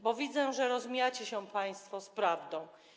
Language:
Polish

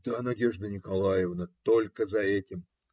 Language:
Russian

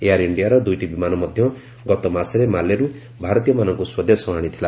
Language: Odia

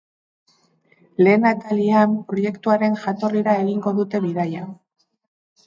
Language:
Basque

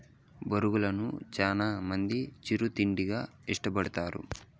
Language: Telugu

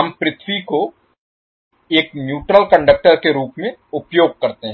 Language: Hindi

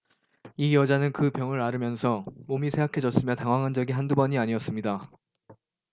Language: Korean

